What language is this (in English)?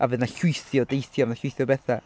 Welsh